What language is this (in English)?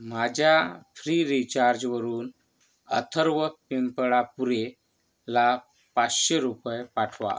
Marathi